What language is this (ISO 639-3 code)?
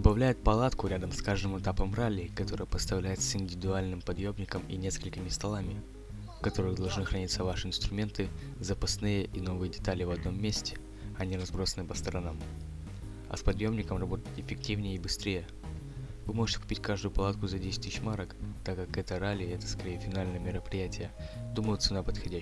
rus